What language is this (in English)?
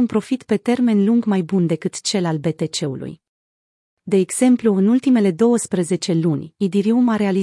Romanian